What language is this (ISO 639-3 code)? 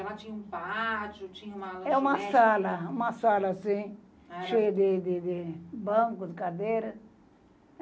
por